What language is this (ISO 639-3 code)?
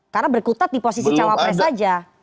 ind